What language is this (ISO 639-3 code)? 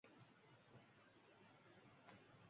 uzb